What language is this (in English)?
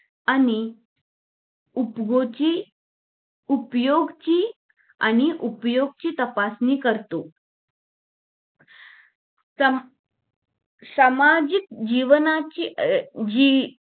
Marathi